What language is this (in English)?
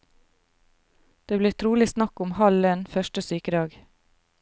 Norwegian